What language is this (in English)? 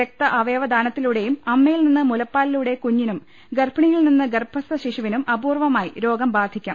Malayalam